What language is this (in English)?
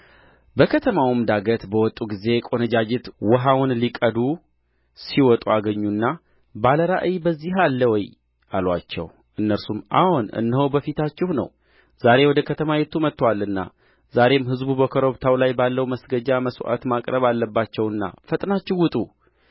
Amharic